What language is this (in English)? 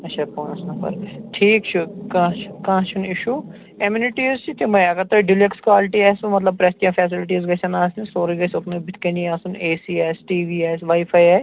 Kashmiri